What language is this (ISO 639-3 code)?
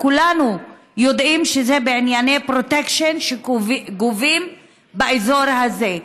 heb